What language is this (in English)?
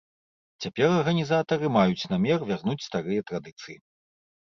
Belarusian